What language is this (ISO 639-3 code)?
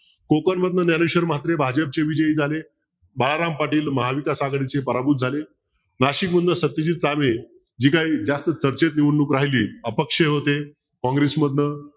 mar